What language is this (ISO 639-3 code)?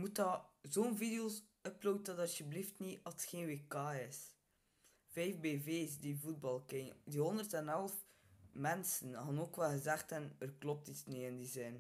nld